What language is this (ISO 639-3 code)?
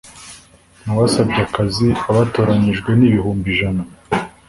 kin